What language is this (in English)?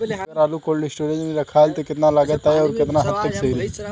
Bhojpuri